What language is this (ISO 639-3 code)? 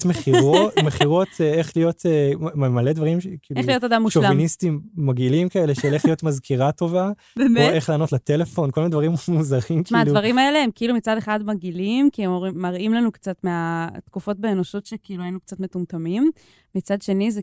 heb